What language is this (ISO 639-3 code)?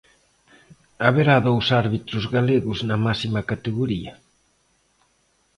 glg